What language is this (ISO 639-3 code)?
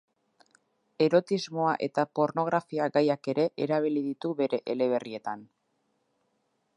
eus